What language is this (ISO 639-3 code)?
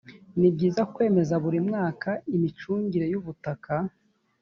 kin